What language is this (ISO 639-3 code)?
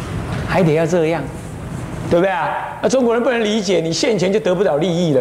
zho